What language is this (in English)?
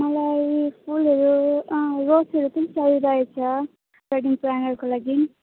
Nepali